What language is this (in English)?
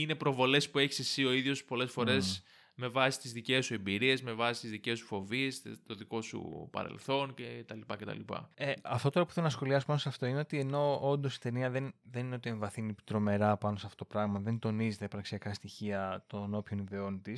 Greek